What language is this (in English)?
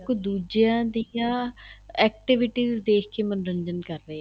Punjabi